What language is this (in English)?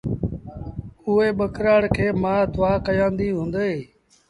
Sindhi Bhil